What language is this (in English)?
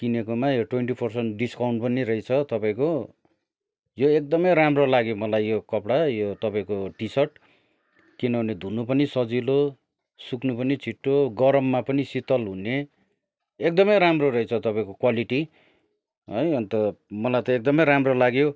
Nepali